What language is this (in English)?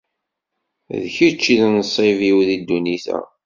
Kabyle